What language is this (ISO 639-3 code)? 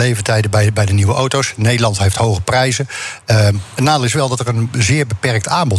nld